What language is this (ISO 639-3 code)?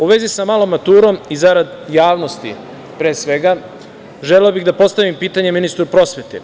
srp